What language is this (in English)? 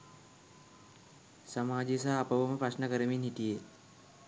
Sinhala